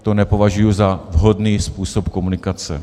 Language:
Czech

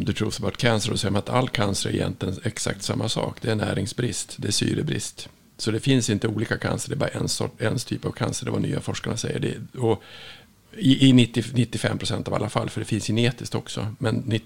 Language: Swedish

